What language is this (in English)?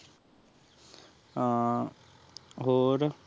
Punjabi